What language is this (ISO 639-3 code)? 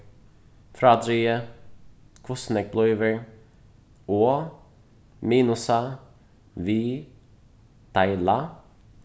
fao